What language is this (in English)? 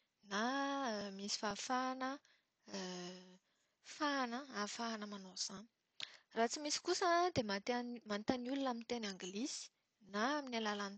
Malagasy